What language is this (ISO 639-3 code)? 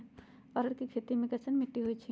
mag